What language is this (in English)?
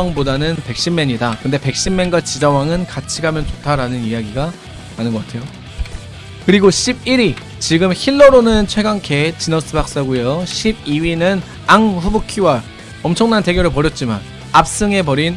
Korean